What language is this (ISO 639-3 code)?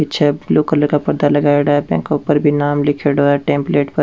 raj